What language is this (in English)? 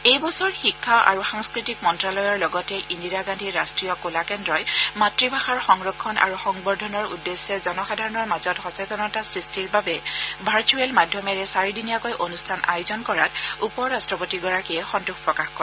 Assamese